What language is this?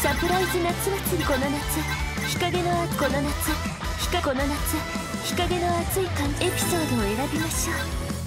Japanese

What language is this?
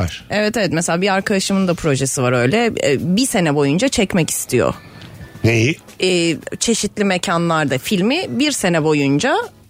Turkish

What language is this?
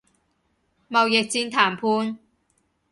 Cantonese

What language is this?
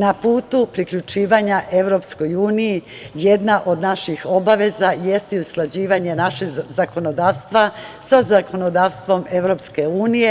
Serbian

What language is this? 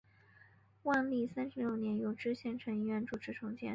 Chinese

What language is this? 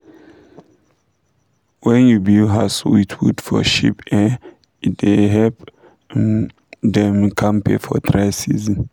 Nigerian Pidgin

